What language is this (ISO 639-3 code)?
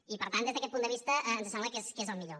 cat